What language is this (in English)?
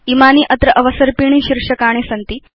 Sanskrit